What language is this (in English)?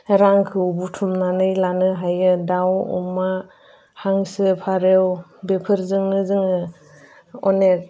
Bodo